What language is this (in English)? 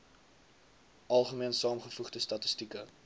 Afrikaans